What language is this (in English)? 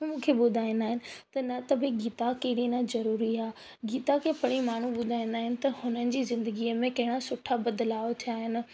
Sindhi